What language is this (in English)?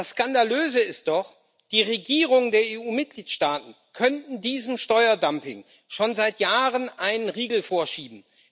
German